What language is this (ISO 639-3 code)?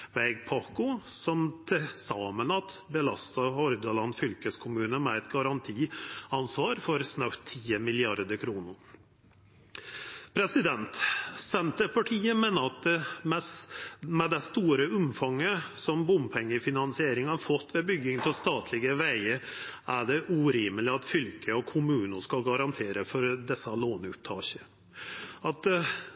nno